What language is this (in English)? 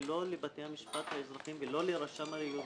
Hebrew